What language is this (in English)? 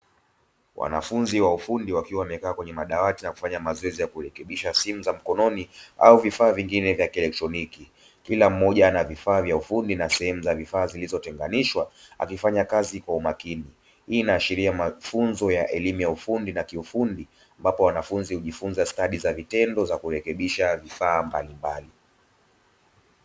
Swahili